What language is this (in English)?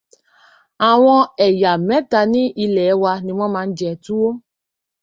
Yoruba